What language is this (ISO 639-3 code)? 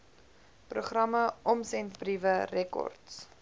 afr